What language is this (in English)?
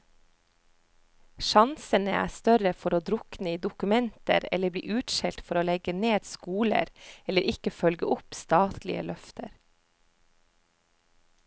Norwegian